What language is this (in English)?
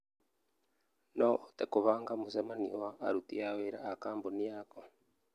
Kikuyu